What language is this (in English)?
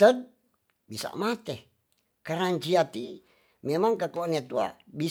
Tonsea